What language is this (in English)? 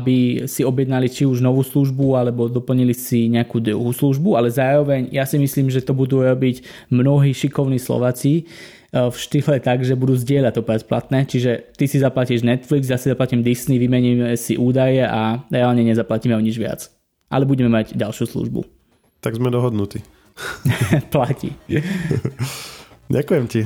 Slovak